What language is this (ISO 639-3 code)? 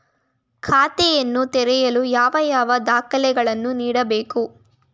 kan